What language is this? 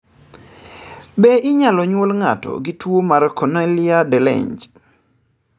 Luo (Kenya and Tanzania)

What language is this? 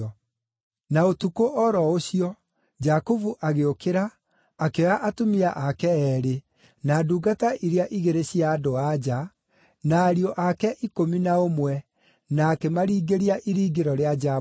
Kikuyu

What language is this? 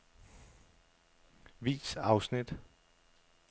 Danish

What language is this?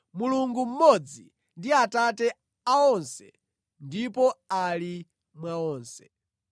Nyanja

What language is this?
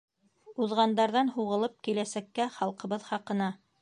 Bashkir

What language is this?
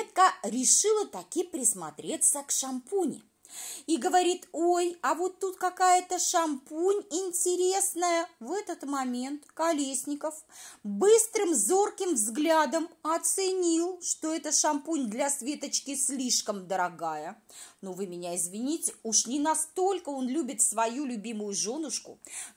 Russian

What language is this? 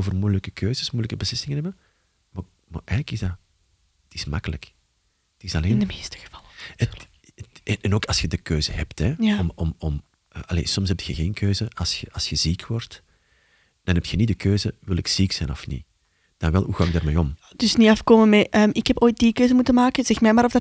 Dutch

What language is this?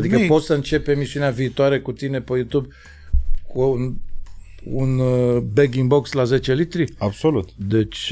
Romanian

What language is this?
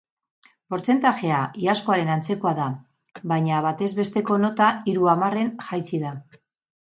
Basque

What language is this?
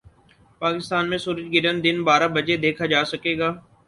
Urdu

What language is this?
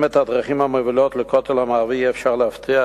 Hebrew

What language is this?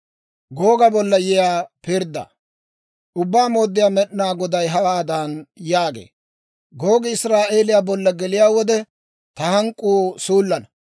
Dawro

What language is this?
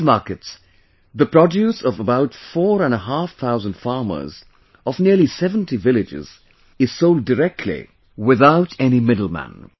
English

